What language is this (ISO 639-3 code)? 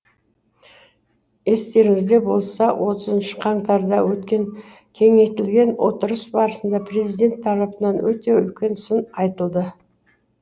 kaz